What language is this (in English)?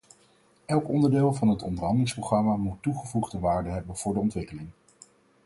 Dutch